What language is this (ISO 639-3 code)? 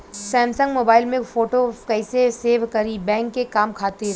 bho